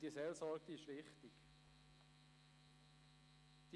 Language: Swiss German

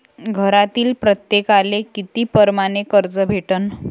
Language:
Marathi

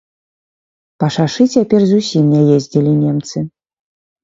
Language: Belarusian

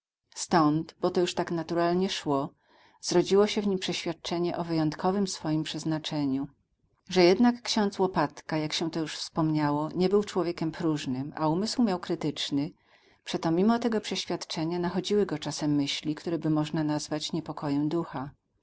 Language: Polish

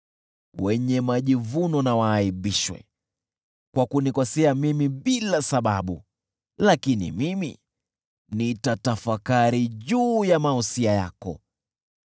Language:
Swahili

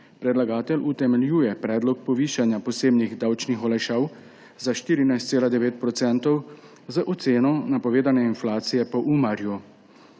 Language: Slovenian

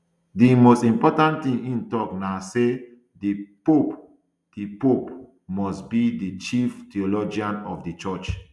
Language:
Nigerian Pidgin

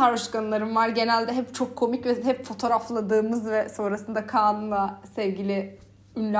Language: Turkish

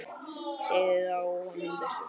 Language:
Icelandic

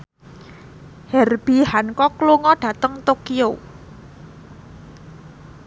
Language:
Javanese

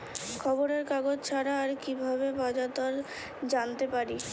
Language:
Bangla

